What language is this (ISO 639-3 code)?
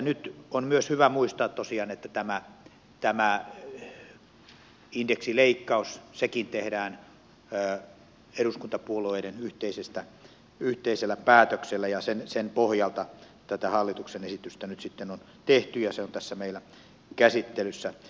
fin